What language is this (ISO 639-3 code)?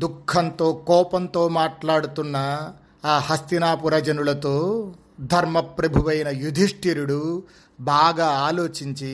tel